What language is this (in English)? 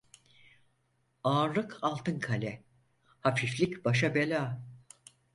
Turkish